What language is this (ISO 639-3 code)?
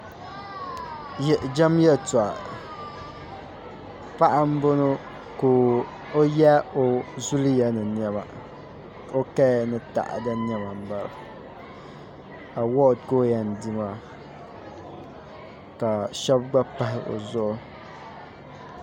dag